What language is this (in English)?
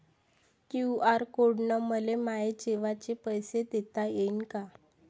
Marathi